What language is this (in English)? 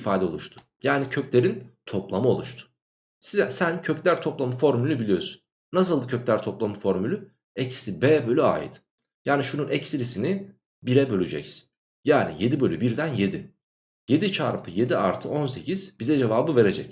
Turkish